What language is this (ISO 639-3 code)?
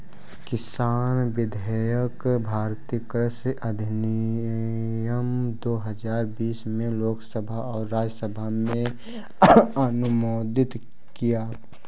hin